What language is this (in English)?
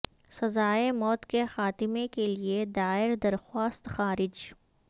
Urdu